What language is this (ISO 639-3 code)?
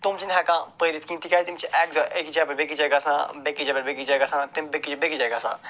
kas